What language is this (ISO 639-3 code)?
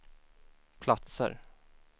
swe